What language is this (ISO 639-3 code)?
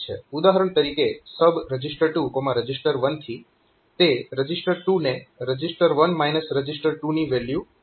guj